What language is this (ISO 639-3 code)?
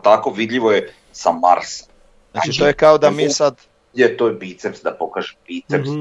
hrv